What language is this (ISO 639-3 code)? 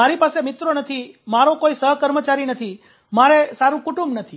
guj